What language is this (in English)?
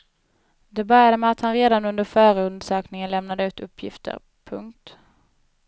Swedish